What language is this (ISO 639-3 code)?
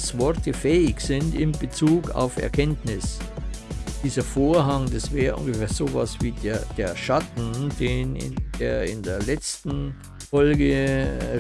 deu